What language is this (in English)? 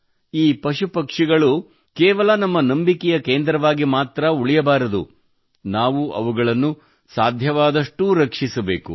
Kannada